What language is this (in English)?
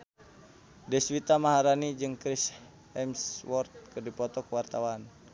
Sundanese